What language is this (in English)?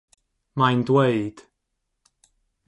Welsh